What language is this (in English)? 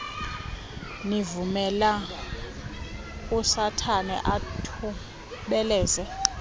Xhosa